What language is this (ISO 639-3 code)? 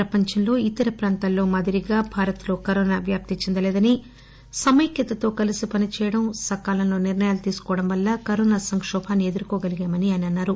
tel